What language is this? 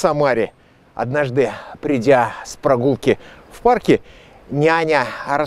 Russian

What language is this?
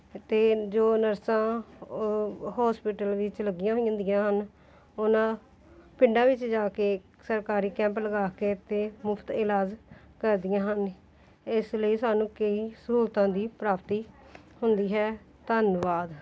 Punjabi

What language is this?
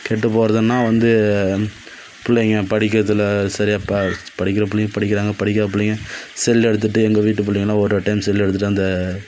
Tamil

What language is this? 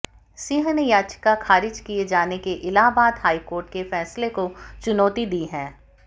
Hindi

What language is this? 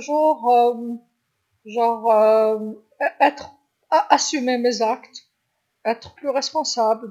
Algerian Arabic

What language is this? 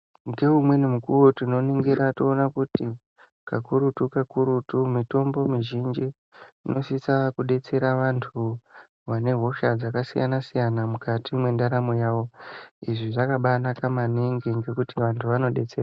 Ndau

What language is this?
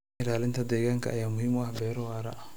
Somali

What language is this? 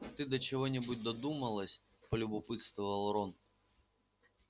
Russian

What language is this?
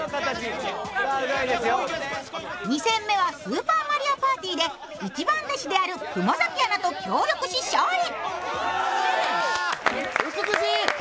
Japanese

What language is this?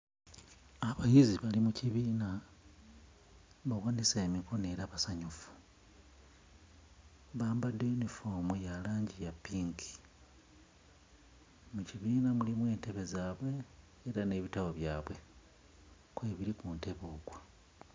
Ganda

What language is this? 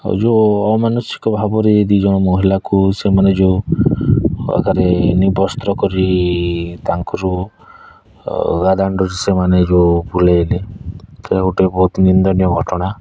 Odia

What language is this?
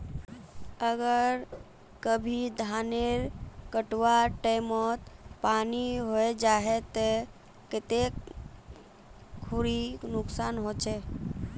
Magahi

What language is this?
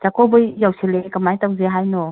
Manipuri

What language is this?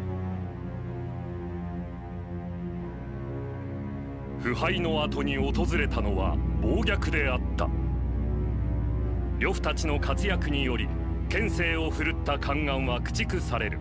Japanese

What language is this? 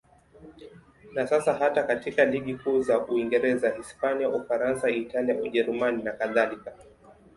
Swahili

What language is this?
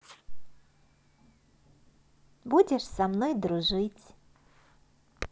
Russian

